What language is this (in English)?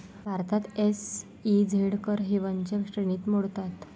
Marathi